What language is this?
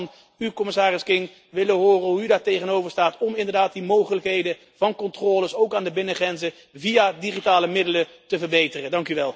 Dutch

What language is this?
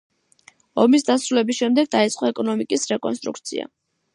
Georgian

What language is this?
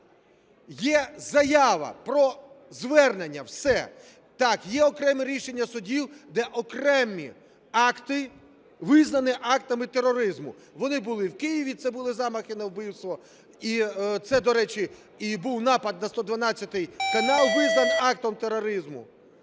Ukrainian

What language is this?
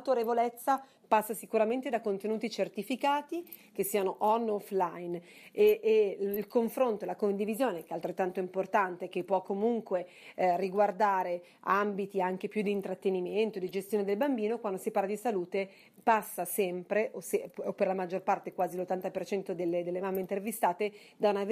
Italian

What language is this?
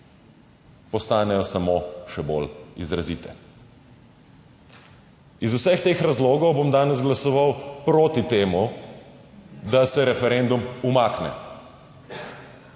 Slovenian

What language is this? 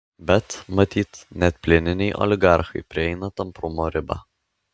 Lithuanian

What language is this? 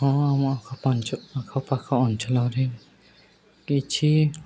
Odia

